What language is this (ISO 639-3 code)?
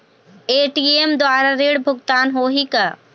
hne